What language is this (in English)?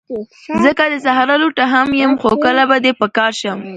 Pashto